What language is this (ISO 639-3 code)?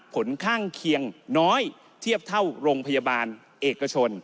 tha